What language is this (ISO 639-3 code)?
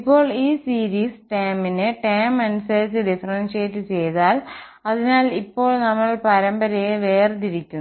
mal